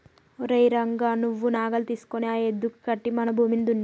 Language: Telugu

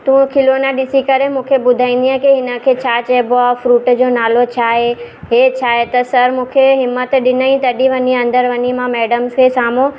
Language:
Sindhi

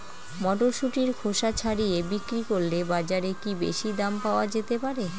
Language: Bangla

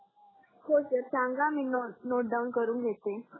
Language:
Marathi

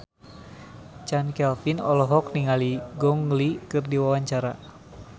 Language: Sundanese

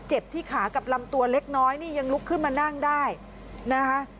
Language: Thai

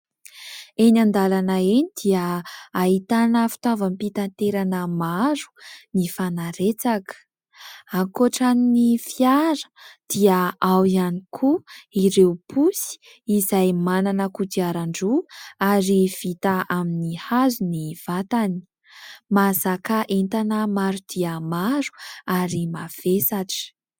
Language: Malagasy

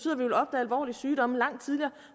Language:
Danish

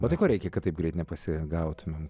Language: Lithuanian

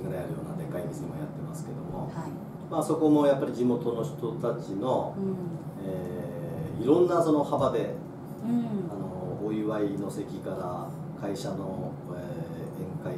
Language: Japanese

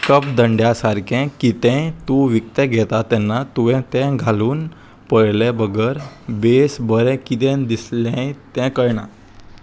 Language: Konkani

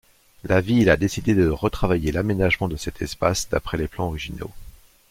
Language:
French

